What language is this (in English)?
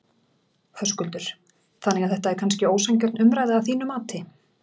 Icelandic